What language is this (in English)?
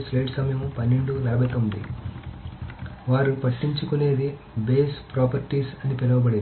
Telugu